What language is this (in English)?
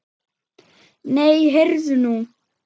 Icelandic